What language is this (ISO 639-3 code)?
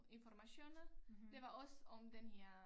dan